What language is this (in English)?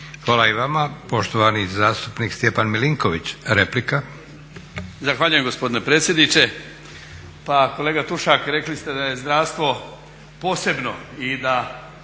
Croatian